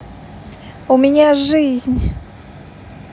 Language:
Russian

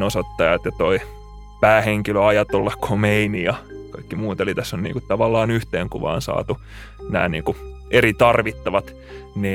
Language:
Finnish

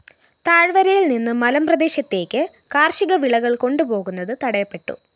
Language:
Malayalam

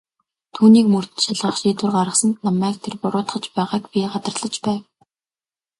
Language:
Mongolian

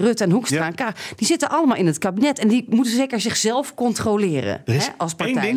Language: Dutch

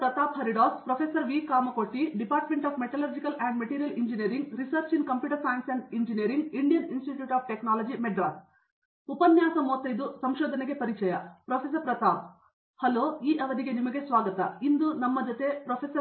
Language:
Kannada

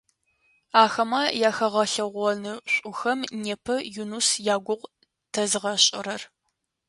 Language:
Adyghe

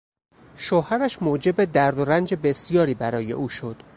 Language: Persian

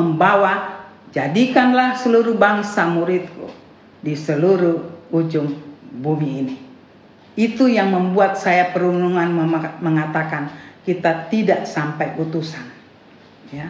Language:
Indonesian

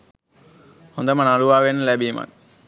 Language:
Sinhala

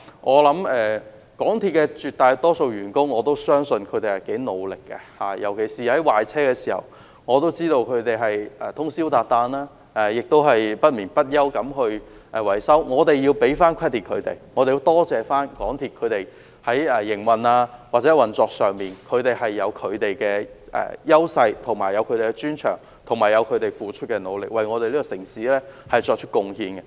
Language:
Cantonese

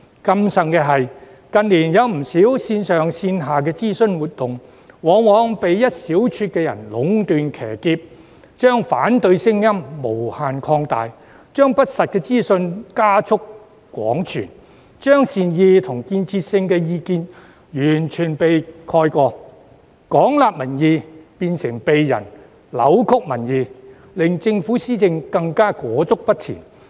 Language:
Cantonese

